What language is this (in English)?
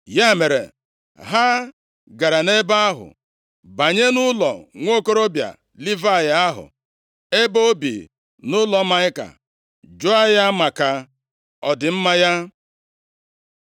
Igbo